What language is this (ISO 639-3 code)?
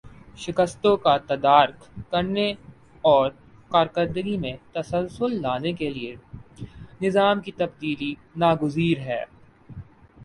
urd